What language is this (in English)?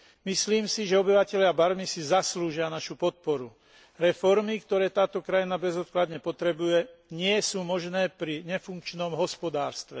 Slovak